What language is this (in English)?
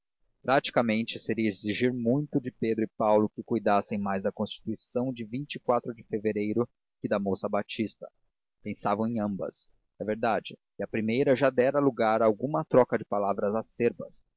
Portuguese